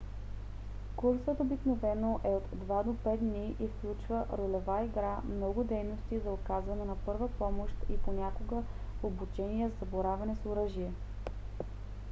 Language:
Bulgarian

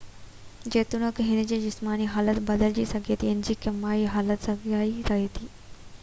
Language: Sindhi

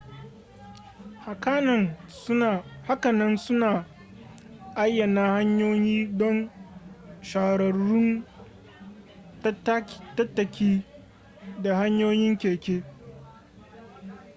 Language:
Hausa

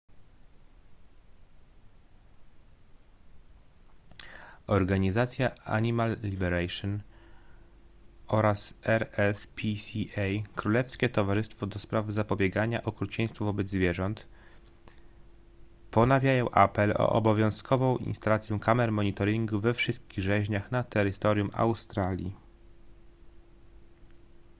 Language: Polish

